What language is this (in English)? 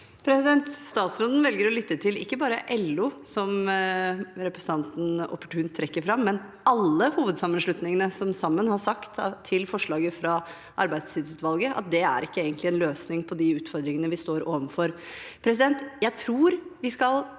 Norwegian